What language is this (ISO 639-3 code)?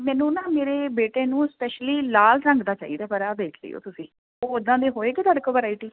pan